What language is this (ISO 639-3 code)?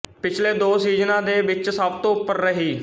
pan